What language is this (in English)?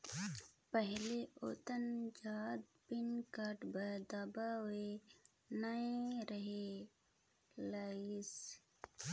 Chhattisgarhi